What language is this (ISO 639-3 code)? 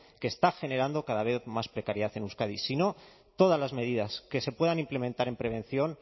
spa